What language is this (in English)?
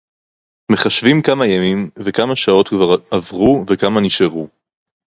Hebrew